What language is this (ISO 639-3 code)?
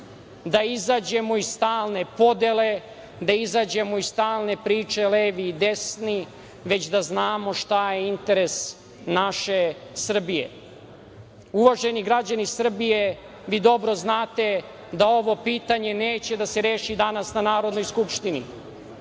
srp